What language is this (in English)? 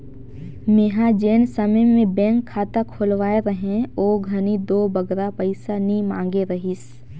Chhattisgarhi